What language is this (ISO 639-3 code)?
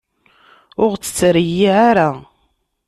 kab